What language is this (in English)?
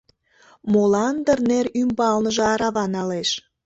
Mari